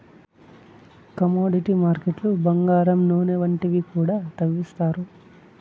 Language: Telugu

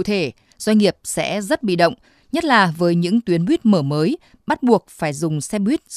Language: Vietnamese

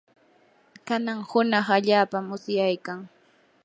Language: Yanahuanca Pasco Quechua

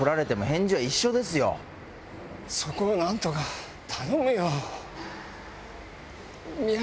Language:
Japanese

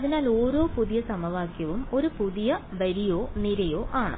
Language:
Malayalam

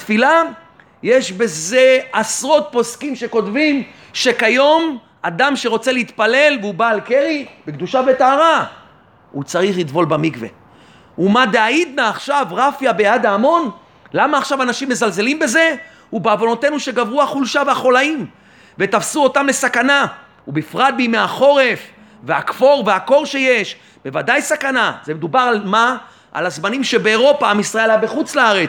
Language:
Hebrew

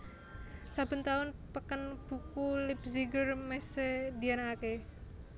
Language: Javanese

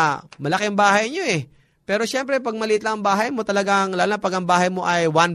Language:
Filipino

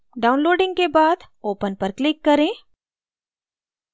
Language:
Hindi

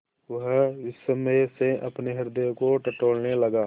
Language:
Hindi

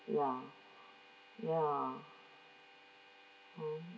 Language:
English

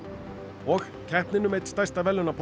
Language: Icelandic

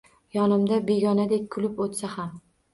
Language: Uzbek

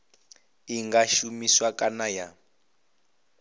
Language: Venda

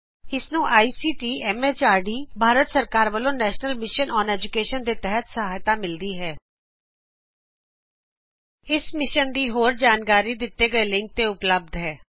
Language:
Punjabi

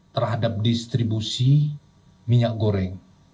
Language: Indonesian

